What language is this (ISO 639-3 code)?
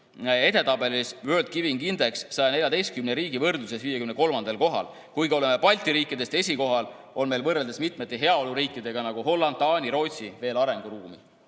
est